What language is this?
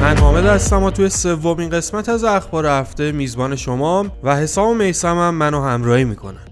Persian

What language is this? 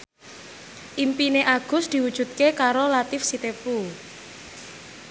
Javanese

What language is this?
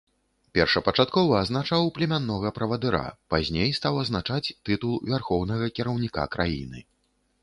Belarusian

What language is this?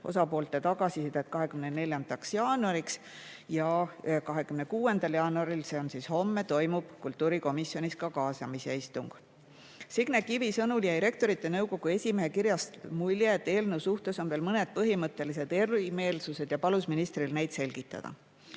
Estonian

